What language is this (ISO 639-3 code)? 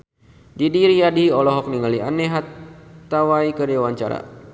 sun